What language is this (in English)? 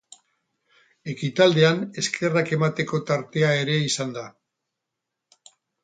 Basque